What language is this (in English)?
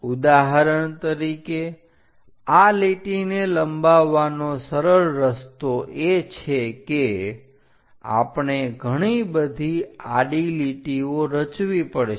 Gujarati